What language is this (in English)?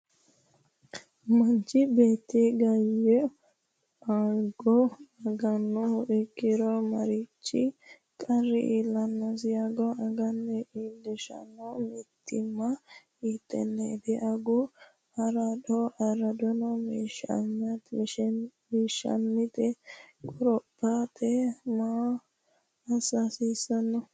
Sidamo